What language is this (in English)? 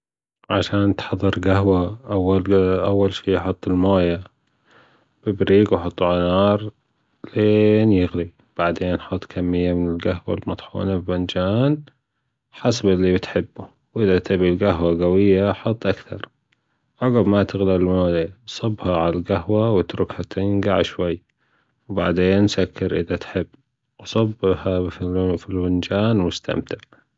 Gulf Arabic